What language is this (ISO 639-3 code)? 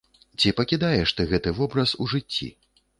bel